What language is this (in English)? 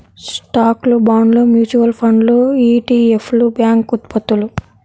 Telugu